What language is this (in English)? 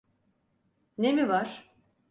Turkish